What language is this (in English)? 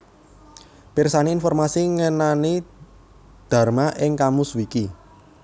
Javanese